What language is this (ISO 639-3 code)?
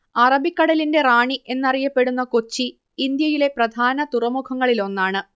mal